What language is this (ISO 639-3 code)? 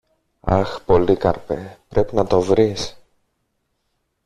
ell